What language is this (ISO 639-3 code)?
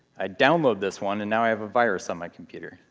eng